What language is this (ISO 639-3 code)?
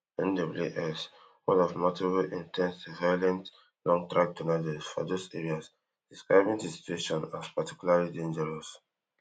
pcm